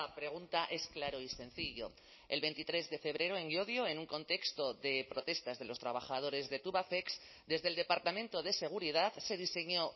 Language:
Spanish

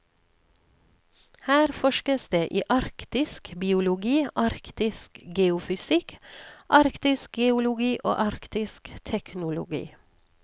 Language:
Norwegian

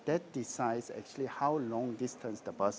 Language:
Indonesian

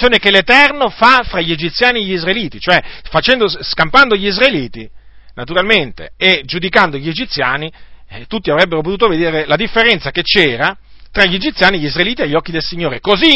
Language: Italian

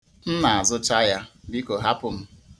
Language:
Igbo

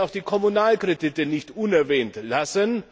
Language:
German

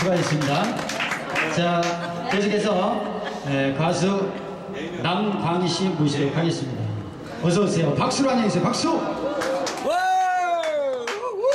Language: Korean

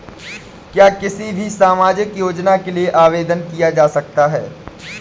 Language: Hindi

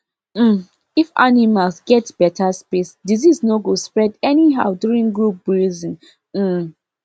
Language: Nigerian Pidgin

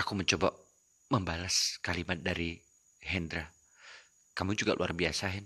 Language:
Indonesian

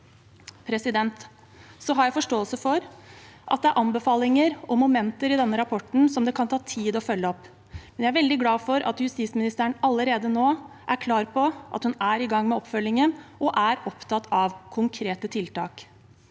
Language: Norwegian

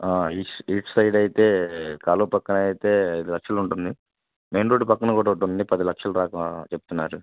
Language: Telugu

